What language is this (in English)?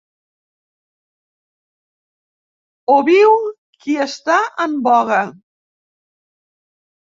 Catalan